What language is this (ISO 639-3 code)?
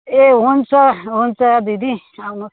nep